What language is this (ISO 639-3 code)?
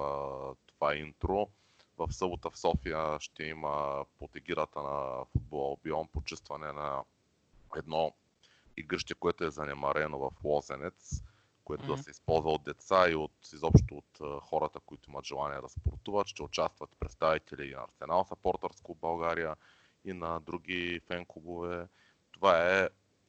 bul